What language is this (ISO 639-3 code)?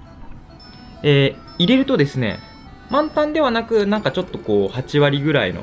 jpn